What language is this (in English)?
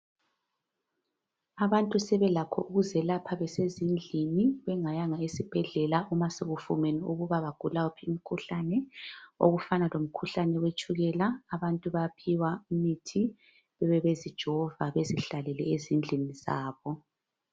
North Ndebele